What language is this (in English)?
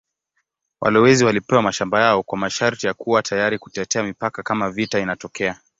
Swahili